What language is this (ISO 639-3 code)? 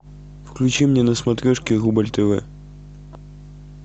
rus